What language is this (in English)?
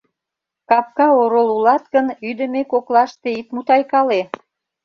Mari